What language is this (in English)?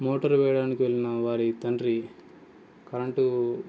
Telugu